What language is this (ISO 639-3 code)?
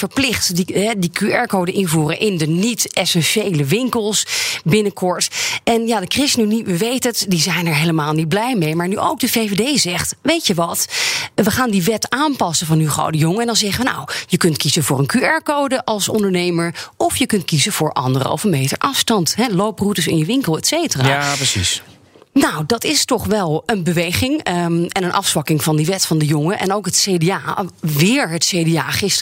nld